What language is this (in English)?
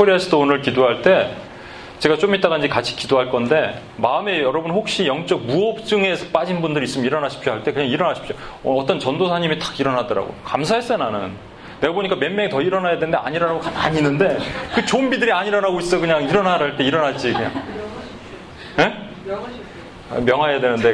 Korean